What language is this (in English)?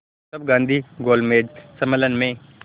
Hindi